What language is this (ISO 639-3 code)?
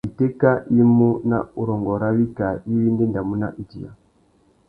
bag